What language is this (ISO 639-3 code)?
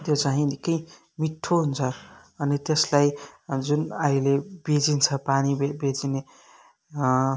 nep